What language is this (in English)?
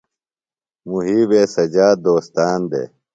Phalura